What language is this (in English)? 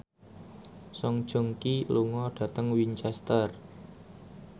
Javanese